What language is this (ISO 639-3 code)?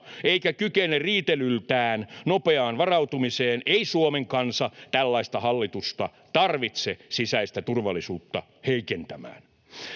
fin